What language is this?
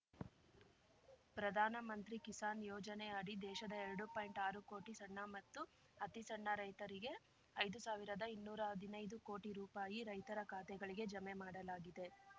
Kannada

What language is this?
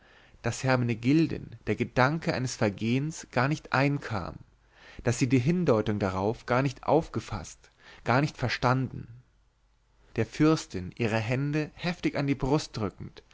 German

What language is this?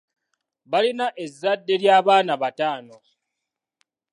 Ganda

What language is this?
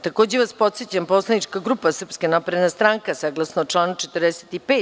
Serbian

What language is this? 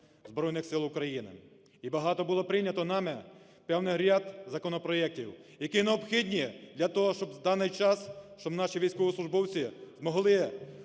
Ukrainian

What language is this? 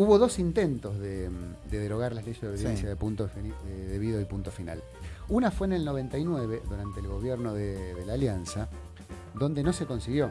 Spanish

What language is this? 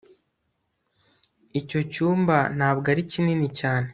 Kinyarwanda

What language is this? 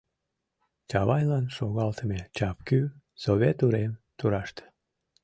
Mari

